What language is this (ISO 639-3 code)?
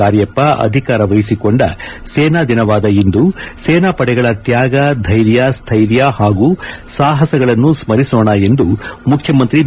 kan